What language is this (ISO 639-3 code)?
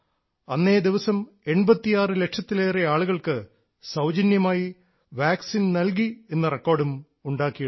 mal